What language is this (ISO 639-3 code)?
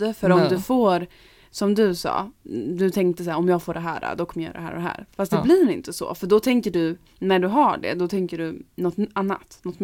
swe